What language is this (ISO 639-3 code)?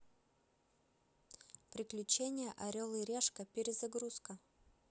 rus